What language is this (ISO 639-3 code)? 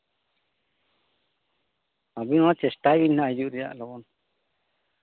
sat